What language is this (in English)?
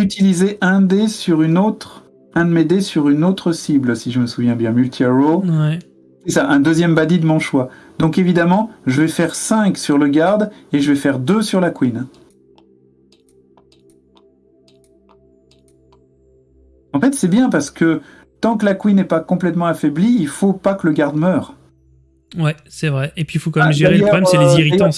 French